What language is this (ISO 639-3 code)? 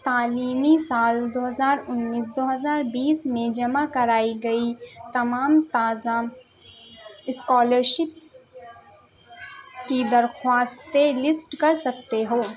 urd